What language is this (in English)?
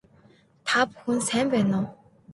Mongolian